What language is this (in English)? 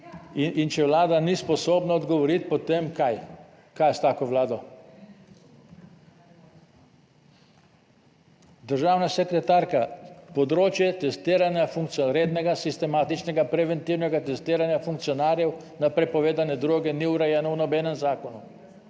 Slovenian